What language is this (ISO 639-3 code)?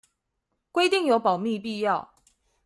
zho